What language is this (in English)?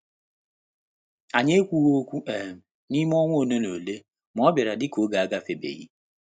Igbo